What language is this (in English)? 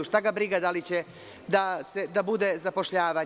Serbian